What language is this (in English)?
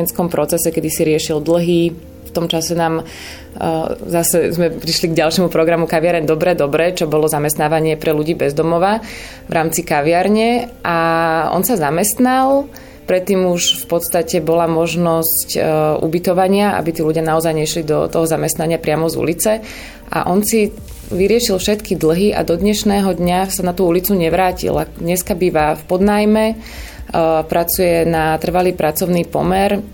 Slovak